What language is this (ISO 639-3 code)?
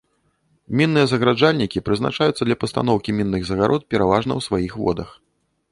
bel